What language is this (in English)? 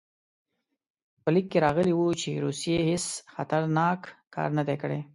Pashto